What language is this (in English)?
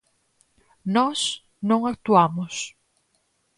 Galician